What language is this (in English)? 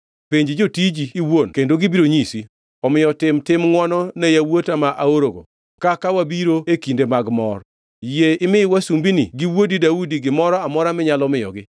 Luo (Kenya and Tanzania)